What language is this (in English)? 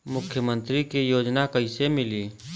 Bhojpuri